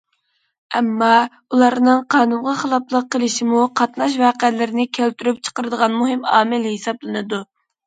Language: Uyghur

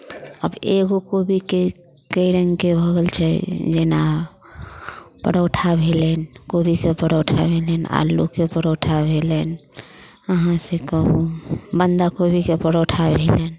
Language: Maithili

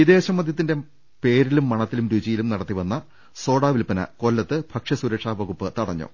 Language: Malayalam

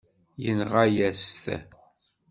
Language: Kabyle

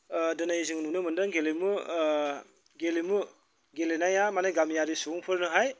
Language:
Bodo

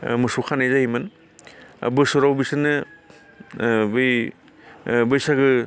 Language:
Bodo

